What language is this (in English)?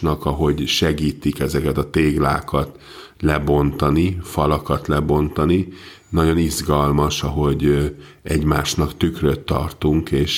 Hungarian